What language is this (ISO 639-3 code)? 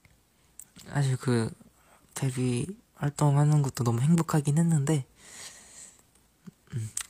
kor